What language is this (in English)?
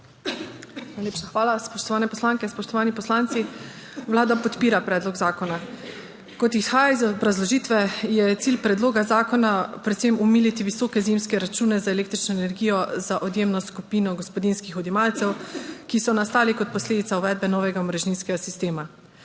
Slovenian